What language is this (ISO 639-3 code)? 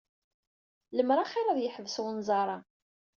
kab